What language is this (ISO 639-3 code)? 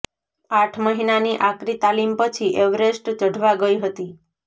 guj